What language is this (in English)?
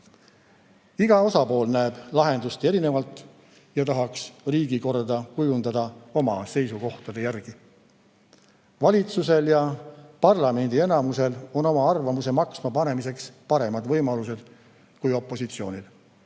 Estonian